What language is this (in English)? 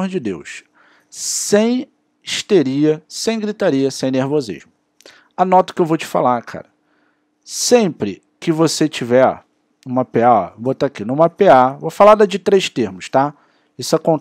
Portuguese